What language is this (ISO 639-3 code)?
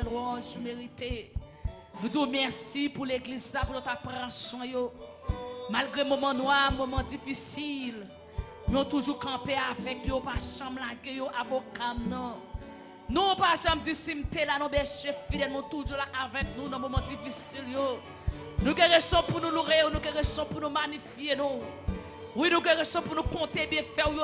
fra